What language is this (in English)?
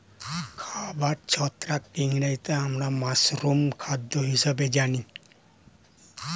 Bangla